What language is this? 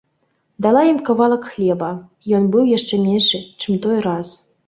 Belarusian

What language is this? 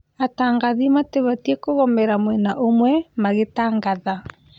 Kikuyu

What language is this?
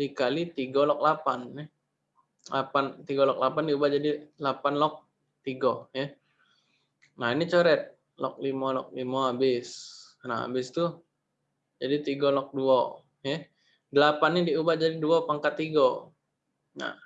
Indonesian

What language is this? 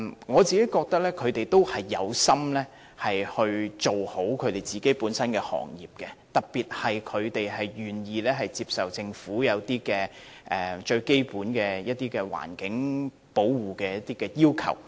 Cantonese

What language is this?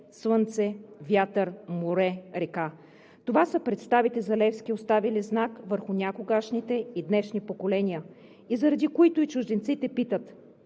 Bulgarian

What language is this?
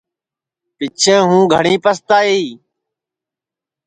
Sansi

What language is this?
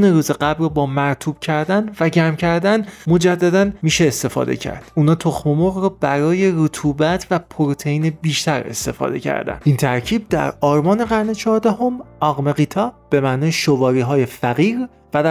Persian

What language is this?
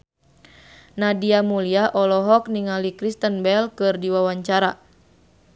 Sundanese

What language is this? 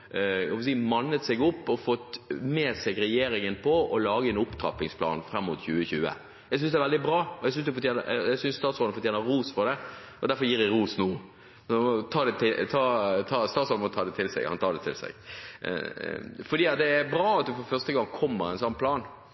Norwegian Bokmål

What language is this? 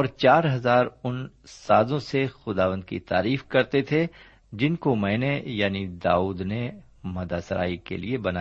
Urdu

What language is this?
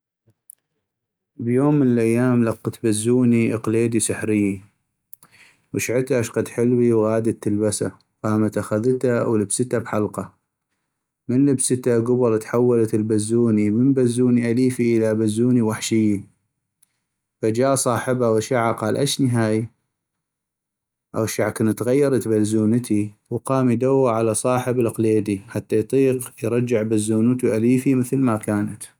North Mesopotamian Arabic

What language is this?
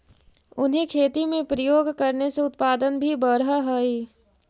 Magahi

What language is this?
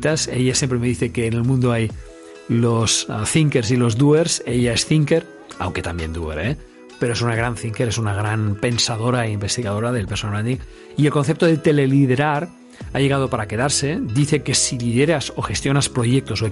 Spanish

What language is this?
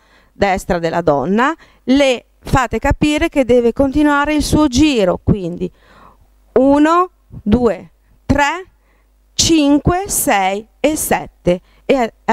Italian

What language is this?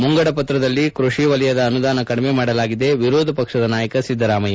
Kannada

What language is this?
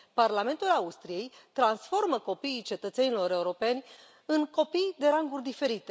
Romanian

